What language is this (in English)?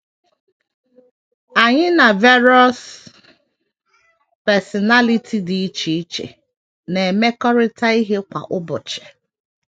Igbo